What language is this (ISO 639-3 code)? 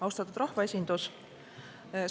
est